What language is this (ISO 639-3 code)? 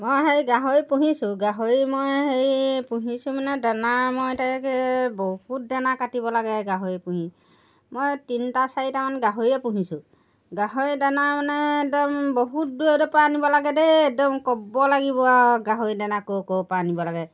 asm